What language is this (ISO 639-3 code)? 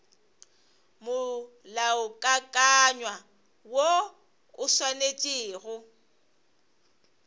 nso